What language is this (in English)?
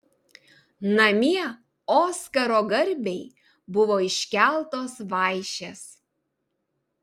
Lithuanian